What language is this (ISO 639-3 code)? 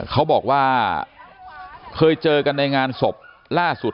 tha